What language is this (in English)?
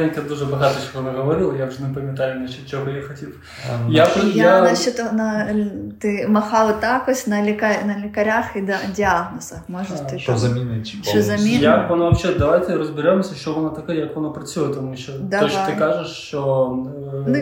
Ukrainian